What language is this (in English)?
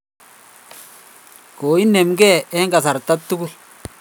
Kalenjin